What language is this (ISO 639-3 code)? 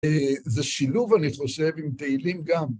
heb